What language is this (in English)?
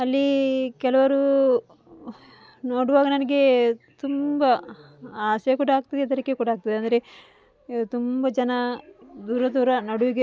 Kannada